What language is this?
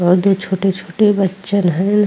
Bhojpuri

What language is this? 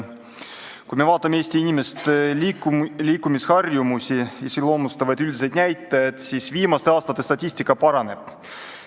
Estonian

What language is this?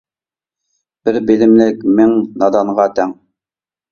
Uyghur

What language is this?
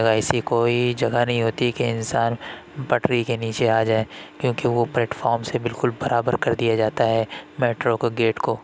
Urdu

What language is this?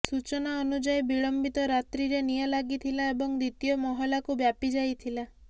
Odia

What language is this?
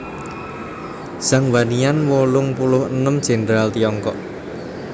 Javanese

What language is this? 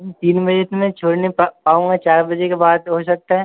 Hindi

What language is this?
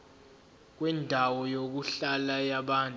Zulu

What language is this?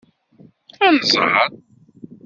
Kabyle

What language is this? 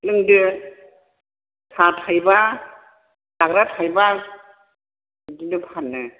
Bodo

